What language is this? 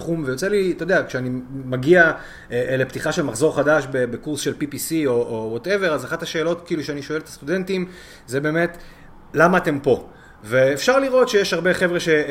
Hebrew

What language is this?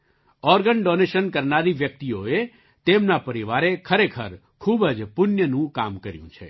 Gujarati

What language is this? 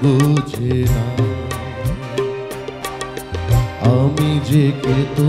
Hindi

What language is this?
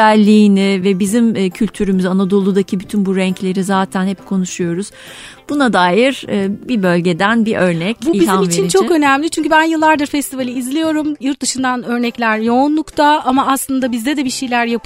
Turkish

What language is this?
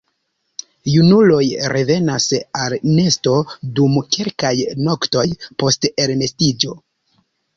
Esperanto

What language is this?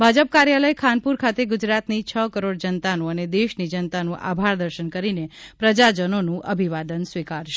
Gujarati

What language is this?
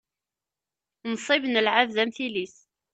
Kabyle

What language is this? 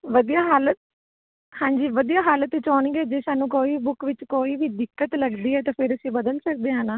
Punjabi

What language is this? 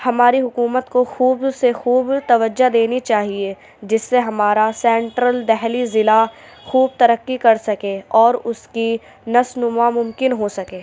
Urdu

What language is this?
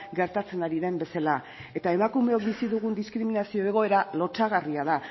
Basque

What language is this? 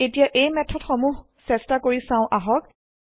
Assamese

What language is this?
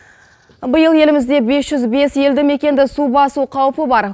Kazakh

